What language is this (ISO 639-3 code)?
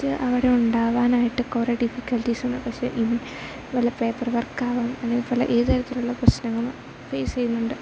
mal